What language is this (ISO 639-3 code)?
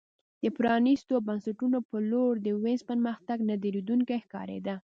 pus